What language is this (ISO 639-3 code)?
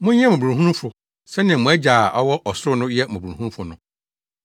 aka